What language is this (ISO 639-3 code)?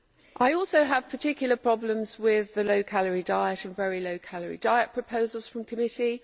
eng